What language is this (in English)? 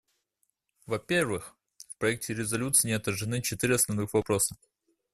Russian